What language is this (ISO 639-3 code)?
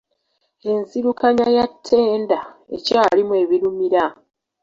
lug